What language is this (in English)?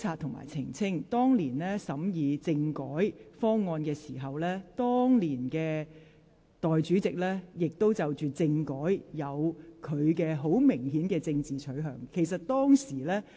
Cantonese